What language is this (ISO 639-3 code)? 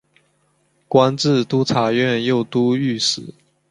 zho